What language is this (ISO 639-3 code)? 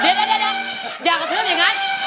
tha